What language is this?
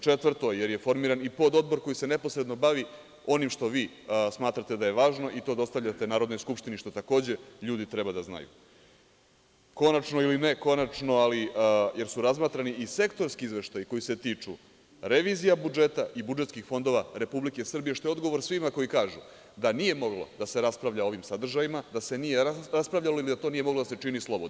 Serbian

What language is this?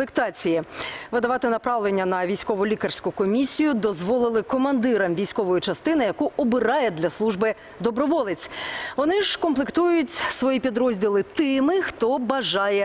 Ukrainian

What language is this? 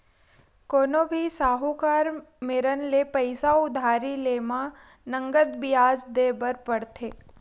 Chhattisgarhi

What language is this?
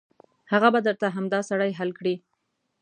Pashto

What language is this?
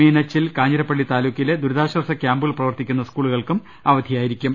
Malayalam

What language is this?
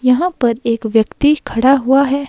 Hindi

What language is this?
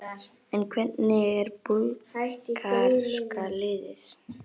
Icelandic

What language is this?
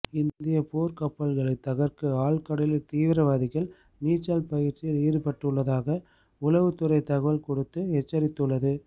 Tamil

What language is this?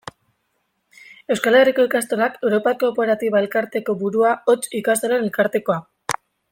Basque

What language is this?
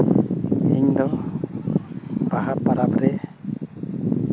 Santali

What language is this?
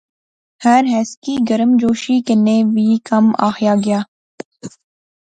Pahari-Potwari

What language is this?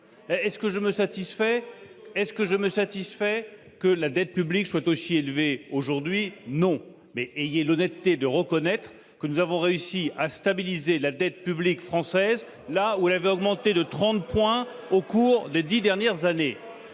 French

